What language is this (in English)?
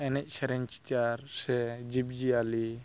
Santali